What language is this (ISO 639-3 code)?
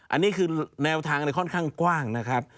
tha